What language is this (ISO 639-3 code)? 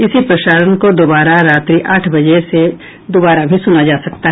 hin